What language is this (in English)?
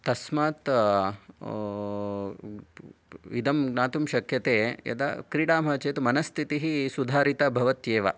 Sanskrit